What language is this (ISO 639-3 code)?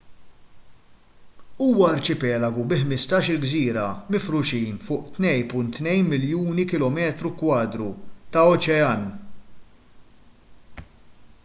mlt